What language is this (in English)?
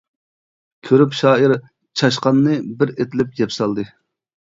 Uyghur